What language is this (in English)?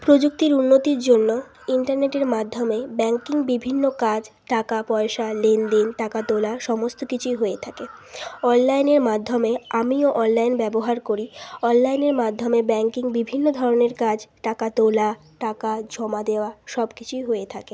Bangla